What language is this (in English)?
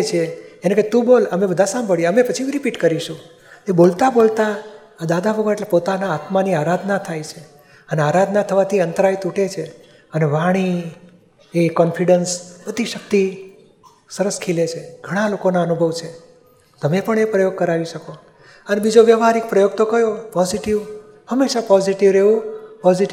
Gujarati